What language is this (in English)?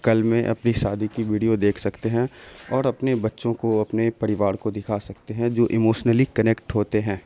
Urdu